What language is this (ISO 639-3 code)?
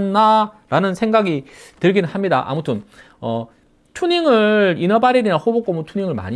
kor